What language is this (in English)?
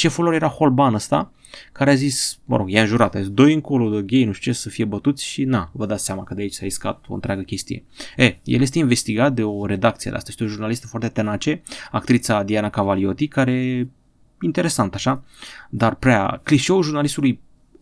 Romanian